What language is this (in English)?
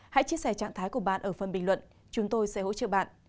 Vietnamese